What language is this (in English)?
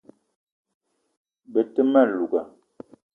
Eton (Cameroon)